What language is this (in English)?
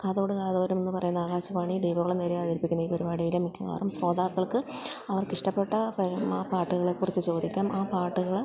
Malayalam